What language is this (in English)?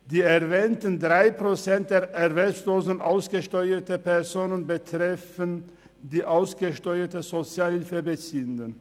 Swiss German